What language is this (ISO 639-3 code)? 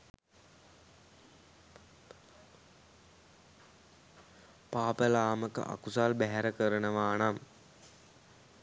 sin